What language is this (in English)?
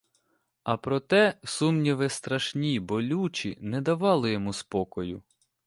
Ukrainian